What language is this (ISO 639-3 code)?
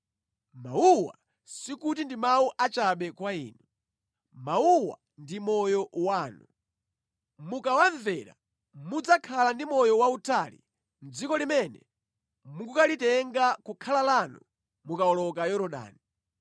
nya